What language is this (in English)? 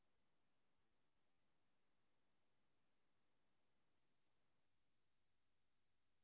Tamil